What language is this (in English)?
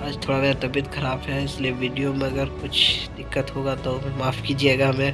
Hindi